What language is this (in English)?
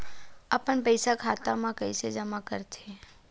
Chhattisgarhi